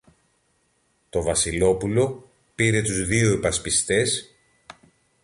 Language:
Greek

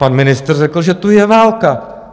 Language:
Czech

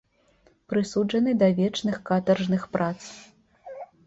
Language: Belarusian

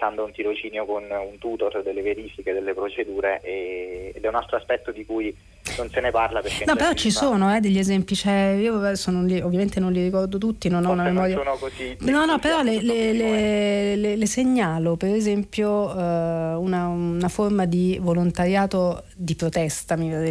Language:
Italian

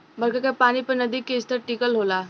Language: Bhojpuri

